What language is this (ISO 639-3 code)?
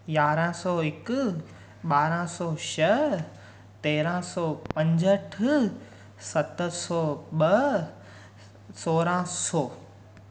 snd